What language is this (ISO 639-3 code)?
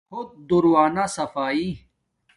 dmk